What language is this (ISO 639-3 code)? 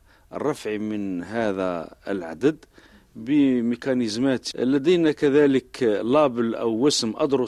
ara